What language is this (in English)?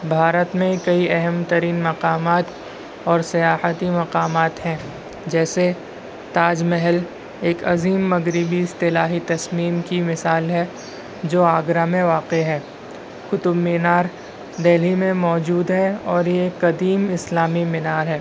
Urdu